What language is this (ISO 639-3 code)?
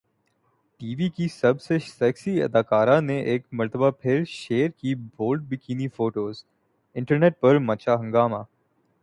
urd